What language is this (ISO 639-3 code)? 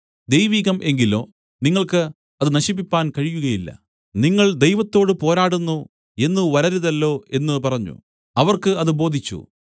mal